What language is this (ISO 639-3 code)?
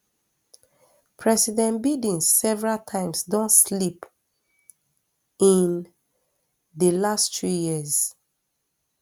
pcm